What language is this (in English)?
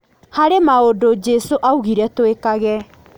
Kikuyu